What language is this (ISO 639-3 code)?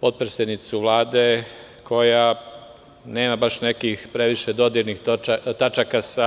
srp